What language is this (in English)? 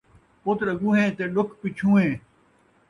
Saraiki